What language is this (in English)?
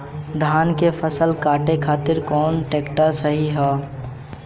Bhojpuri